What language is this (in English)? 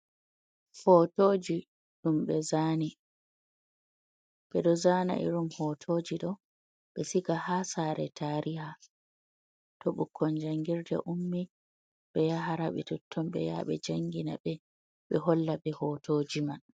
Fula